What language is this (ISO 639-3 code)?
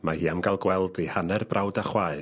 cym